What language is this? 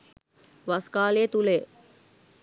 Sinhala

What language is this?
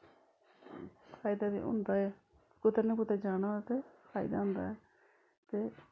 Dogri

